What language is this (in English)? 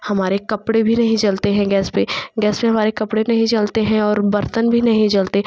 Hindi